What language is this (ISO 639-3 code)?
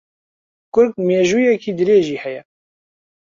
ckb